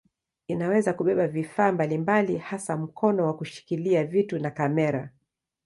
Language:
Swahili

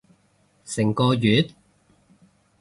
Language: Cantonese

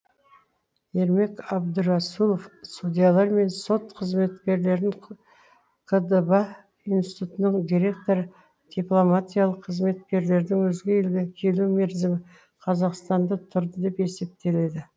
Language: Kazakh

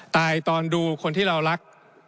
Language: Thai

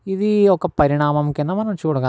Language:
Telugu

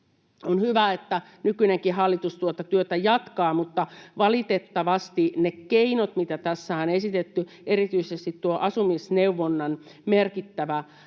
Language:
Finnish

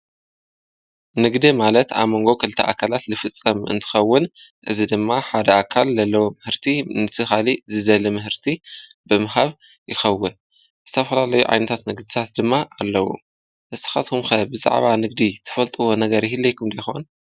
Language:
Tigrinya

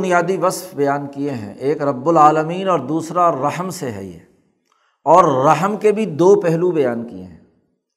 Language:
Urdu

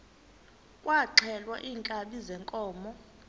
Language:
Xhosa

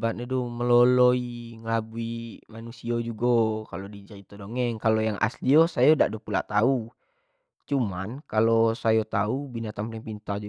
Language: Jambi Malay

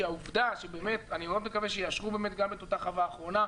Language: Hebrew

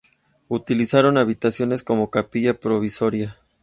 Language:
Spanish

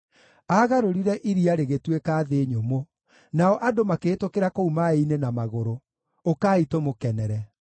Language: Kikuyu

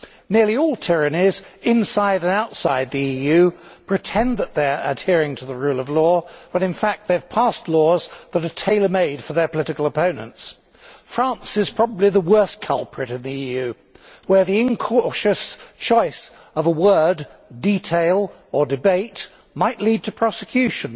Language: English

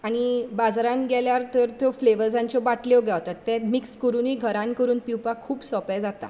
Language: Konkani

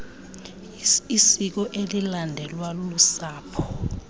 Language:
Xhosa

